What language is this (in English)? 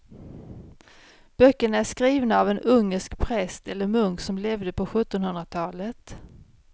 Swedish